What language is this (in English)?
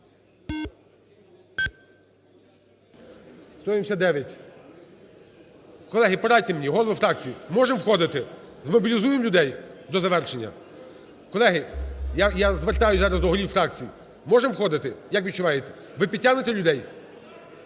Ukrainian